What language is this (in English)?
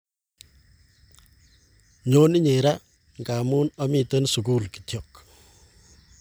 Kalenjin